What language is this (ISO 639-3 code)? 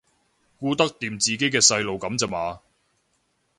yue